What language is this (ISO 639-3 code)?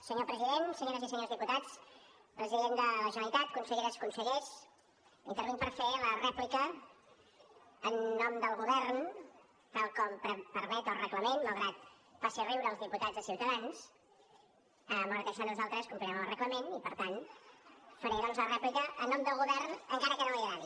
cat